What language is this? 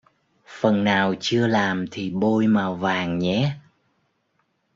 Vietnamese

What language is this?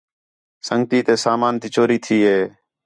Khetrani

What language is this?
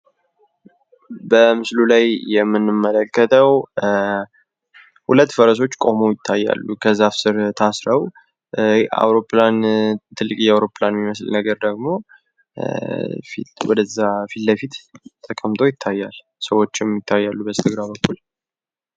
Amharic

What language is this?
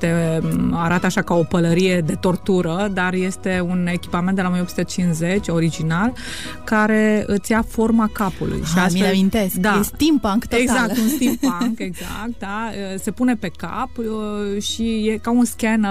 Romanian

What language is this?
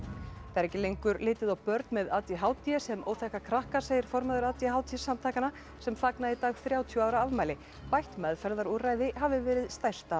Icelandic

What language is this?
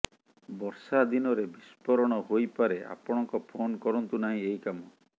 Odia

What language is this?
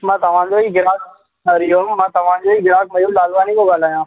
Sindhi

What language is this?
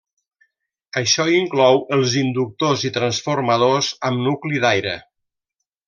Catalan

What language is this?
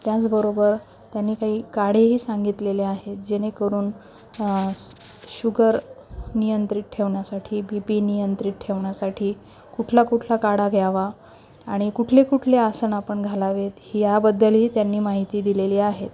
Marathi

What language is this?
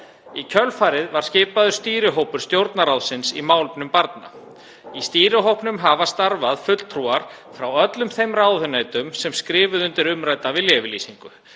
Icelandic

